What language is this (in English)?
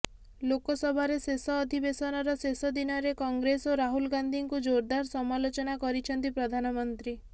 Odia